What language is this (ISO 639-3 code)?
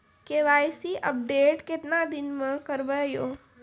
mai